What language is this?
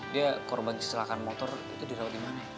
Indonesian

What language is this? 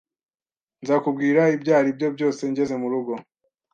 Kinyarwanda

